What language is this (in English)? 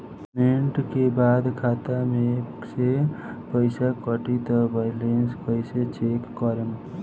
Bhojpuri